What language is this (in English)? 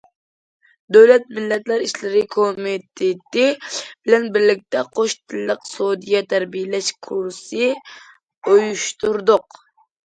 Uyghur